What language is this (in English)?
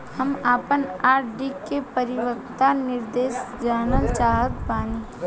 Bhojpuri